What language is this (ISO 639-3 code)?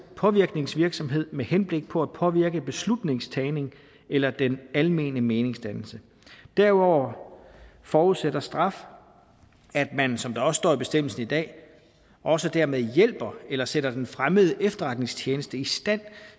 dan